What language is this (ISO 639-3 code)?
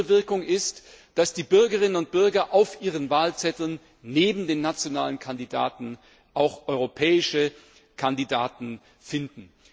deu